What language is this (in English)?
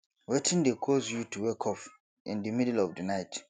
Nigerian Pidgin